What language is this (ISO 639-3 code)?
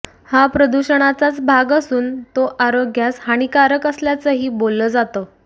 mar